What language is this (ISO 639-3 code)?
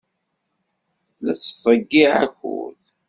kab